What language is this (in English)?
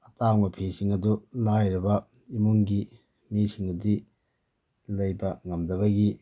Manipuri